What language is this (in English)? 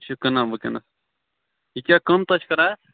Kashmiri